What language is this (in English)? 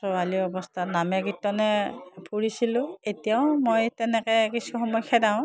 Assamese